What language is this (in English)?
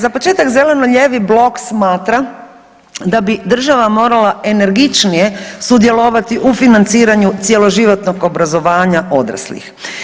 Croatian